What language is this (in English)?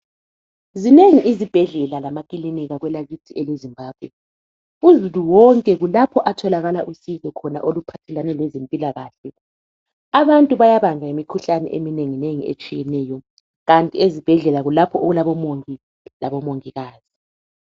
North Ndebele